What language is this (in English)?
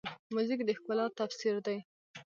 Pashto